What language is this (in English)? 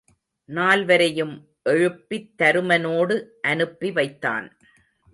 Tamil